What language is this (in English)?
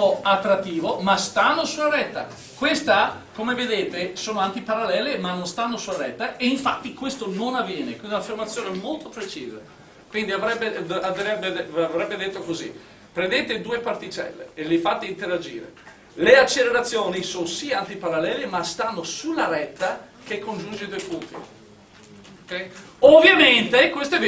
Italian